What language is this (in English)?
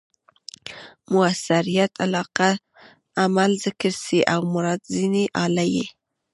Pashto